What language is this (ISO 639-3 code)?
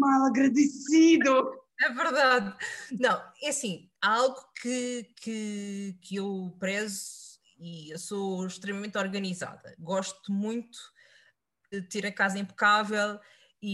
por